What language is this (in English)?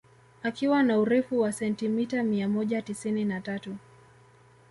Swahili